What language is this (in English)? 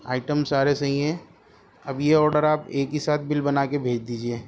Urdu